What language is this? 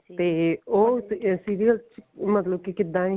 Punjabi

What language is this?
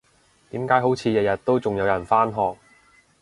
Cantonese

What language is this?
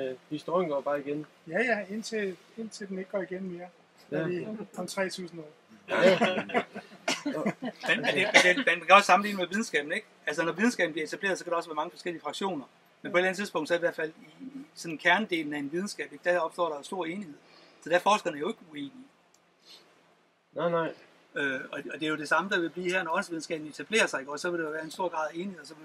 Danish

